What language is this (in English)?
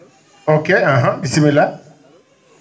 Fula